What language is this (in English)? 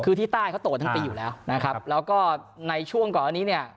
Thai